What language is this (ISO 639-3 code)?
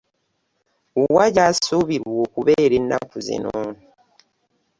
lug